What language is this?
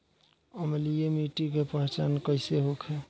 Bhojpuri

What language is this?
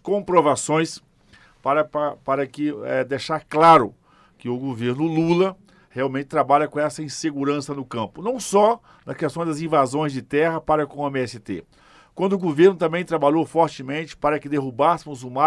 Portuguese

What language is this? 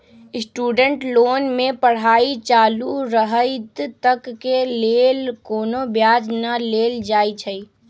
Magahi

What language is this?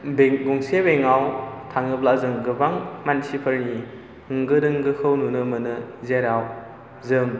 Bodo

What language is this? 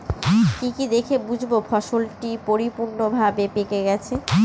Bangla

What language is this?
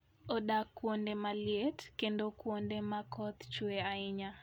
Luo (Kenya and Tanzania)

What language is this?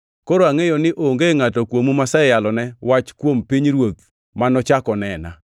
Luo (Kenya and Tanzania)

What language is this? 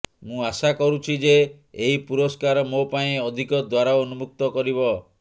Odia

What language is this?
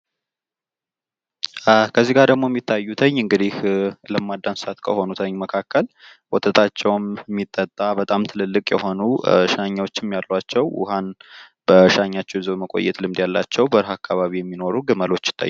Amharic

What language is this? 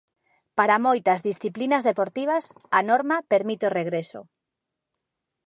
Galician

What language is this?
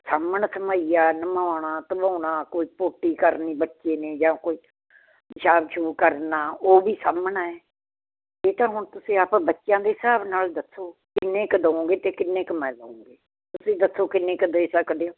Punjabi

